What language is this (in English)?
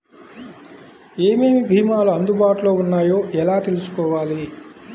Telugu